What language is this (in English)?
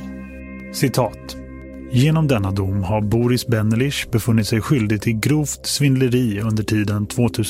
Swedish